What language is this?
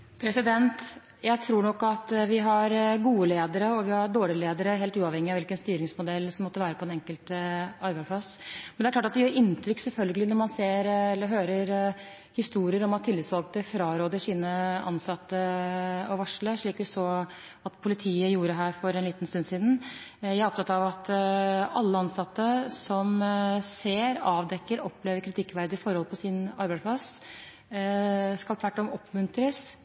Norwegian Bokmål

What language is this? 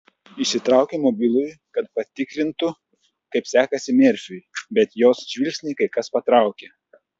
Lithuanian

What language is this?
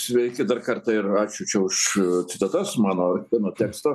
Lithuanian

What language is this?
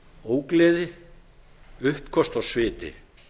Icelandic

